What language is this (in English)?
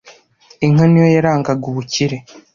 Kinyarwanda